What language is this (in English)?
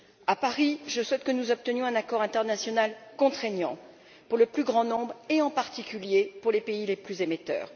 French